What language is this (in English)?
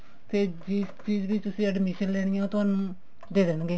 Punjabi